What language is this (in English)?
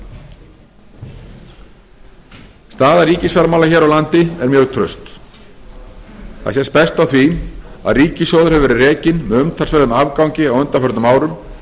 Icelandic